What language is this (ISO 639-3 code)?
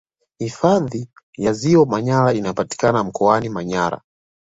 swa